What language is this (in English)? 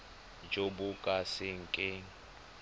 Tswana